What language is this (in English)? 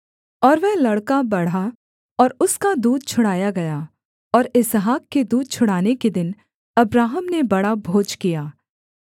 Hindi